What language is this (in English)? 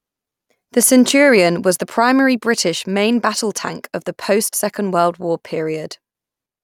English